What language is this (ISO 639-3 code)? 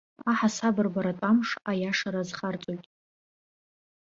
abk